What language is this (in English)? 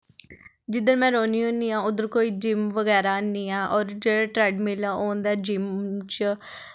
Dogri